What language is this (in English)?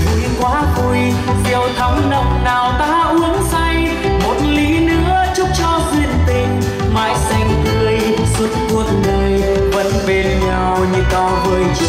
Vietnamese